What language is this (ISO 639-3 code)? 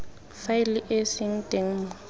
tsn